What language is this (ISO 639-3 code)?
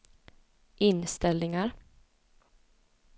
swe